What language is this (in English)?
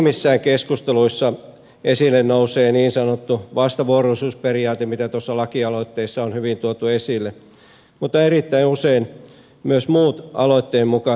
Finnish